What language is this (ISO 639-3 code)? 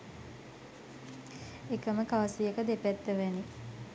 sin